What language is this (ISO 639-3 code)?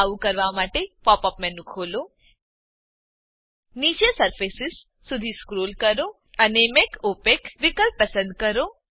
guj